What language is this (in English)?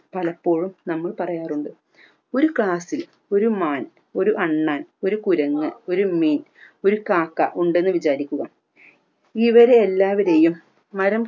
Malayalam